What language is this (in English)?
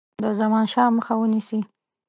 Pashto